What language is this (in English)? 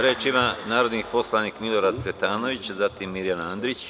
Serbian